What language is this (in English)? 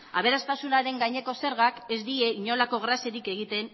Basque